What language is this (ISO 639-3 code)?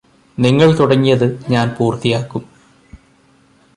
mal